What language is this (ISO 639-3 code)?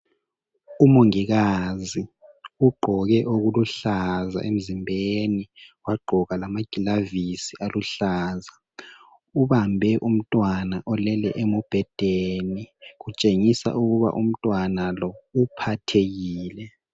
nde